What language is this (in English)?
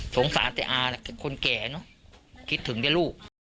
Thai